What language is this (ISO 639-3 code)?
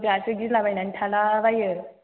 brx